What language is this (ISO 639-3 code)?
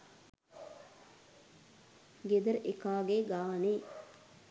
sin